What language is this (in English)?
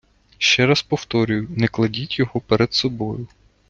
Ukrainian